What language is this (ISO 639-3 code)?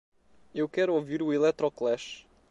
por